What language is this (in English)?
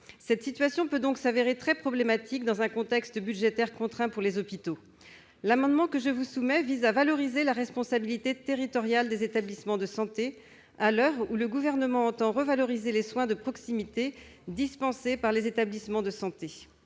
French